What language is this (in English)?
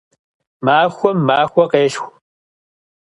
Kabardian